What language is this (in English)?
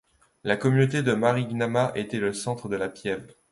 French